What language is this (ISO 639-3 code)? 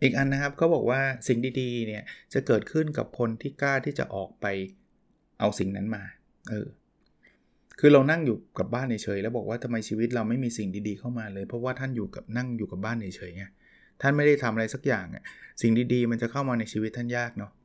tha